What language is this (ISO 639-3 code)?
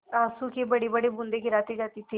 hin